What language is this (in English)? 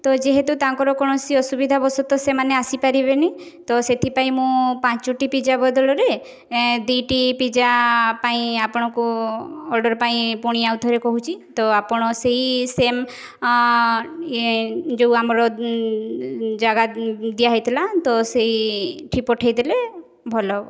Odia